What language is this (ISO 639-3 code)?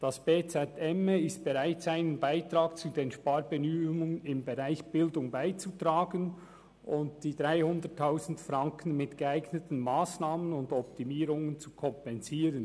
gsw